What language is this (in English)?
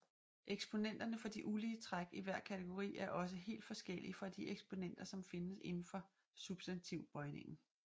Danish